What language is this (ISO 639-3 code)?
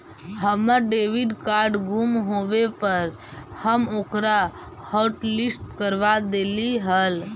mag